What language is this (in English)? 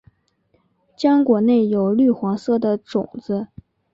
Chinese